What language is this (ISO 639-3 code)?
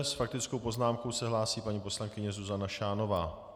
ces